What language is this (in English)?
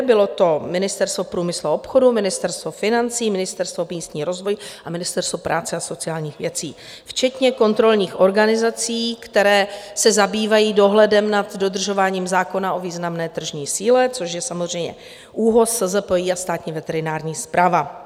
Czech